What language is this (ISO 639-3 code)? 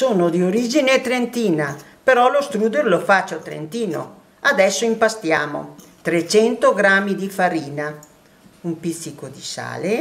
ita